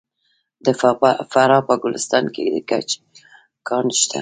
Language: Pashto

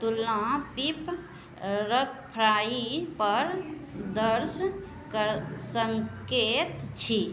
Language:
Maithili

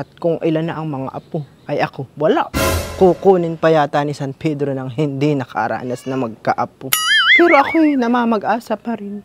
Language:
Filipino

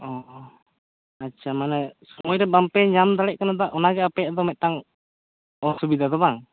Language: Santali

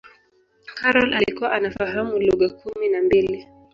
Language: Swahili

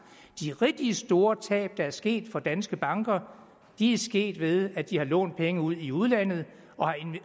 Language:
Danish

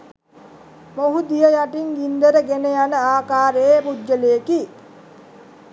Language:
Sinhala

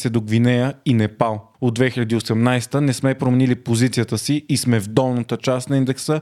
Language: Bulgarian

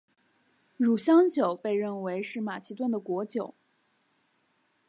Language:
Chinese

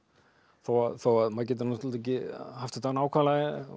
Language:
Icelandic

